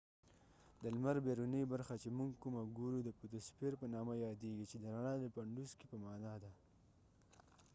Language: Pashto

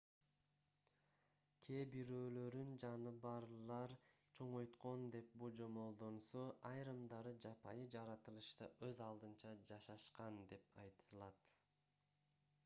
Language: Kyrgyz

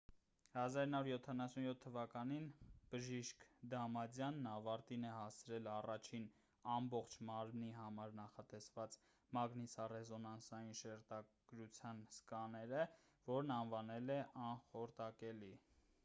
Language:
Armenian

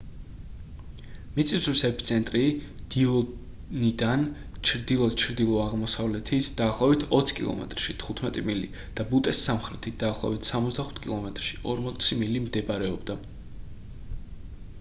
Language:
Georgian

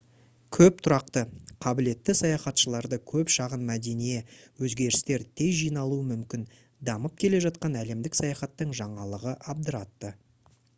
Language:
Kazakh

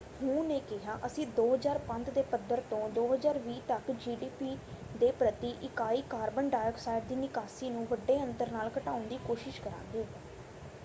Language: Punjabi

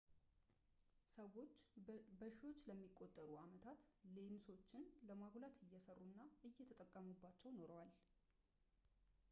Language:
Amharic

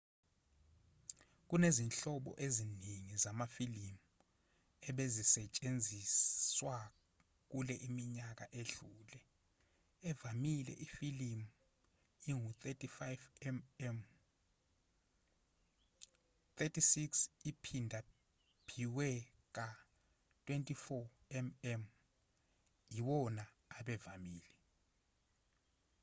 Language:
Zulu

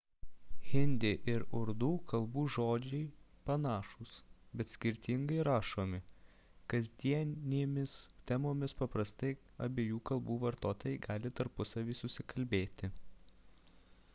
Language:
Lithuanian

